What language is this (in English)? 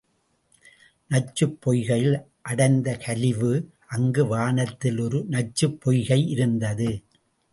Tamil